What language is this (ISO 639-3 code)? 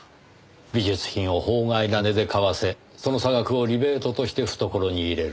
jpn